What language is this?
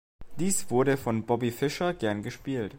German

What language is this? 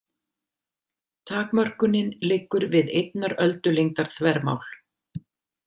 Icelandic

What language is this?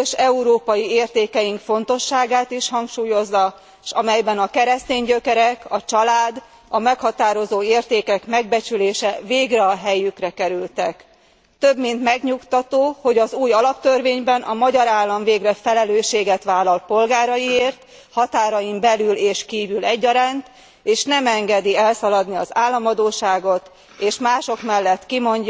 Hungarian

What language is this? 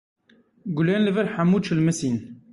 Kurdish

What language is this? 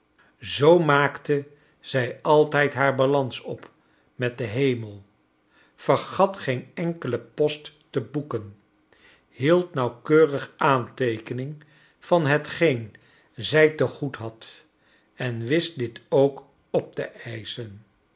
Dutch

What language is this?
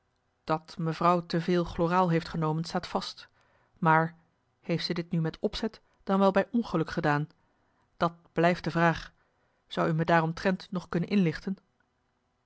Dutch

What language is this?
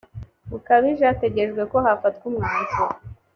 Kinyarwanda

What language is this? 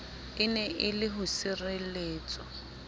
Southern Sotho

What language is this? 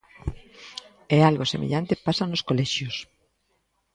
Galician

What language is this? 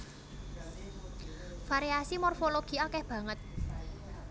Javanese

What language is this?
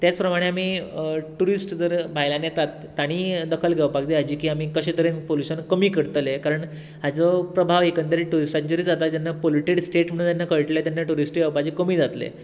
Konkani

